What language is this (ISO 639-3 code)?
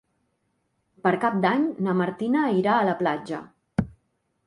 cat